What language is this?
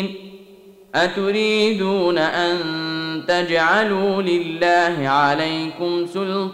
Arabic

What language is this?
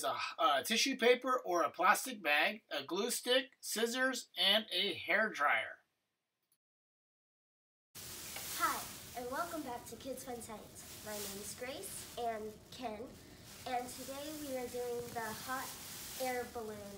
English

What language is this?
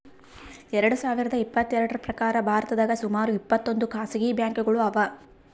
Kannada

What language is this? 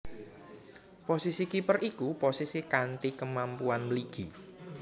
Javanese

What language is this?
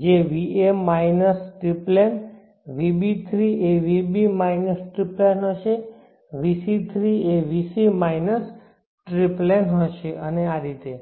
Gujarati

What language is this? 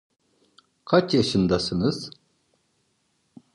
Turkish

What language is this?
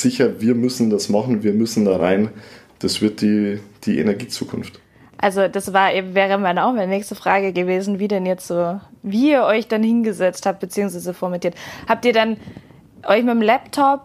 German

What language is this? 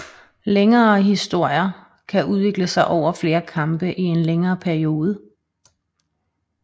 Danish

